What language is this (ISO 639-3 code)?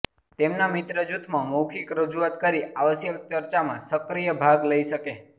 guj